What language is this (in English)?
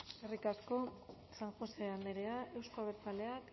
Basque